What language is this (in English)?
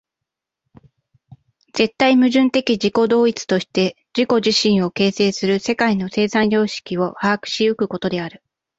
Japanese